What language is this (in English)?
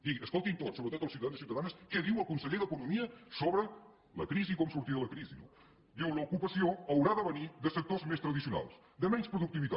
Catalan